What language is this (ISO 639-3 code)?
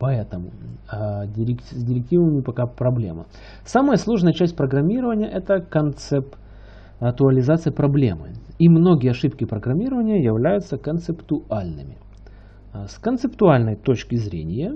rus